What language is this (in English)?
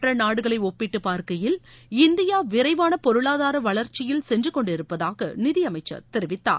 Tamil